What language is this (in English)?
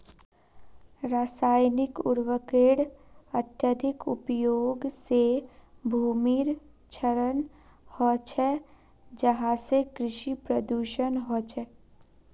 Magahi